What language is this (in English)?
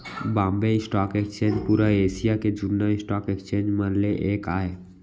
Chhattisgarhi